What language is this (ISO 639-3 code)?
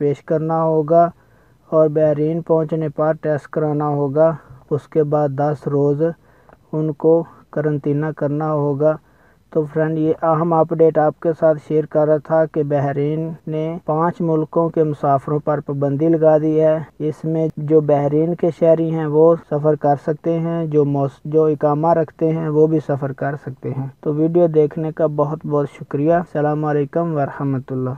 tur